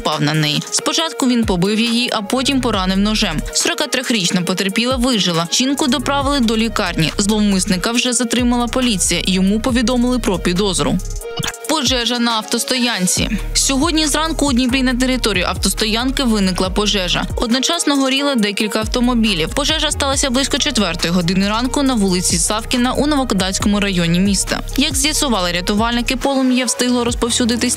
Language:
Ukrainian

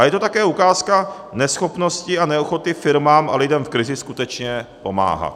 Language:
Czech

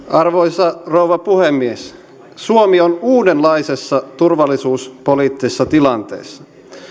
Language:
Finnish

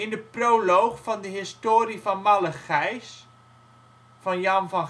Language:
Dutch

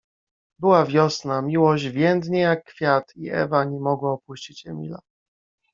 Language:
Polish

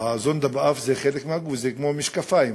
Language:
Hebrew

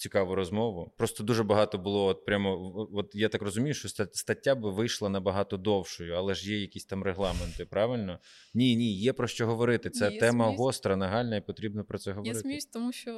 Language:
Ukrainian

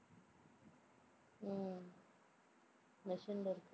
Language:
Tamil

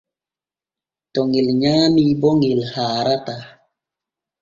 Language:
Borgu Fulfulde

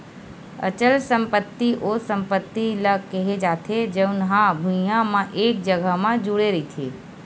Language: Chhattisgarhi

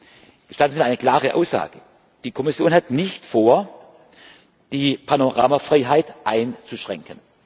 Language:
German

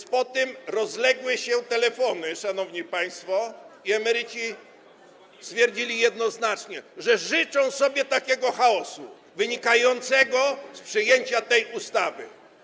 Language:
Polish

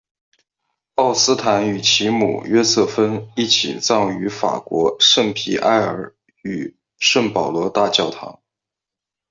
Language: Chinese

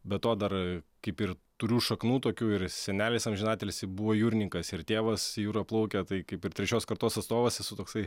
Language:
Lithuanian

